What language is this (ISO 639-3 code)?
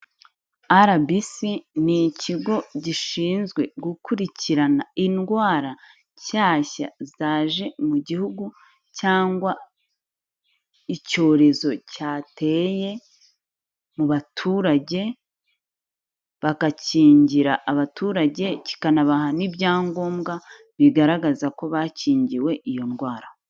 kin